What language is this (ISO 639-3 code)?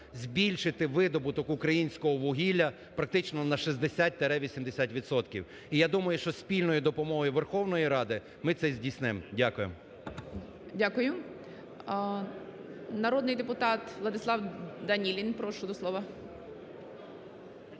ukr